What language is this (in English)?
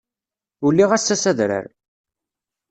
Kabyle